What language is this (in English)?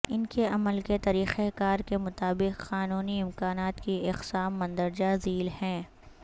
Urdu